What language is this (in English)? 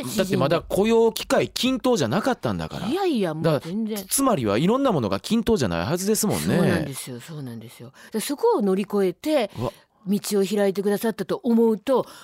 Japanese